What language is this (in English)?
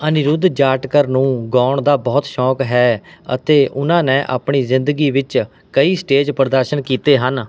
Punjabi